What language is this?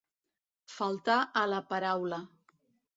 Catalan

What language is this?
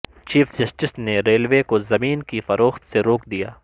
Urdu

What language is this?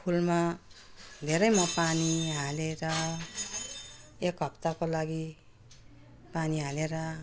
Nepali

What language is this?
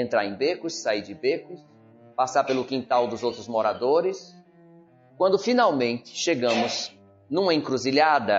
Portuguese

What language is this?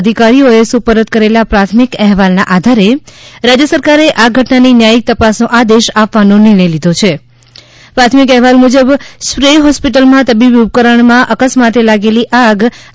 Gujarati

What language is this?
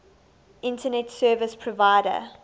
English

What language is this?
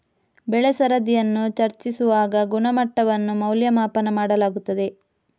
Kannada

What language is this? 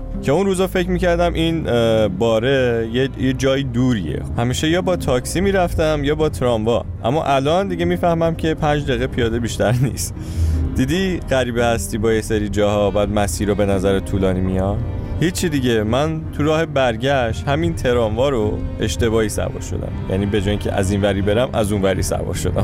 Persian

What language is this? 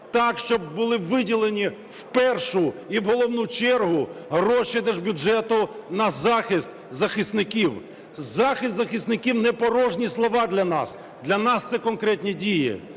Ukrainian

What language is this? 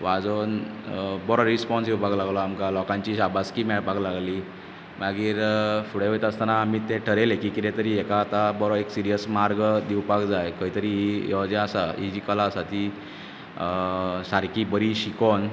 Konkani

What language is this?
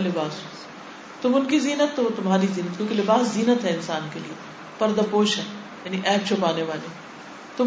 Urdu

